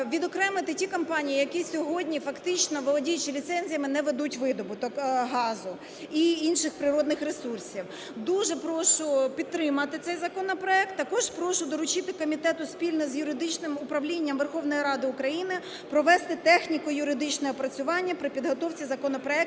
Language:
Ukrainian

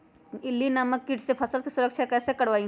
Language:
Magahi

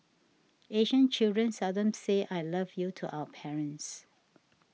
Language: English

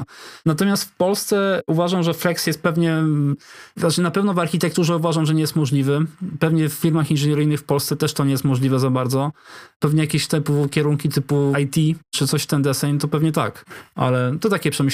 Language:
Polish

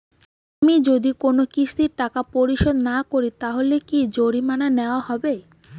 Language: Bangla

